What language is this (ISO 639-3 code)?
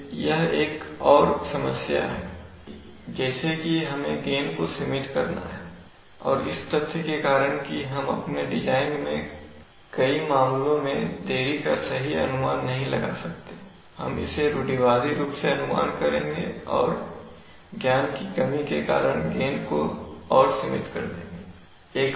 hin